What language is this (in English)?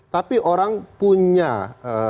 Indonesian